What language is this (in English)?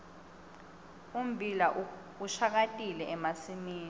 Swati